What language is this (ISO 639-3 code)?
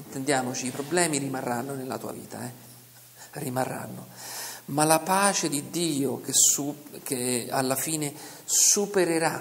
ita